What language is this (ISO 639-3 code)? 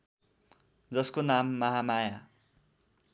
nep